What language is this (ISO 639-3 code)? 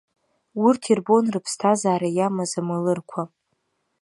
abk